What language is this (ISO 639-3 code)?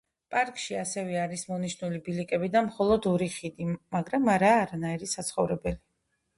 kat